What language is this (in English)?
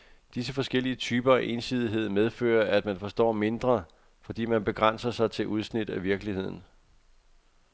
Danish